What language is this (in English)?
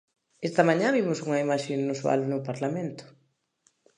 Galician